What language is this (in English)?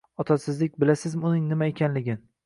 Uzbek